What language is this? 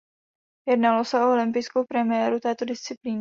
Czech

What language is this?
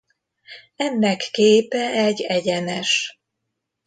Hungarian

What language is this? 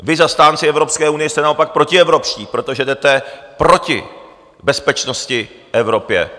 Czech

